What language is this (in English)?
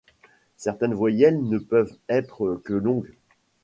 French